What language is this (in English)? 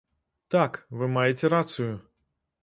Belarusian